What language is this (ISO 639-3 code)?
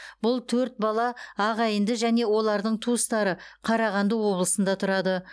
kaz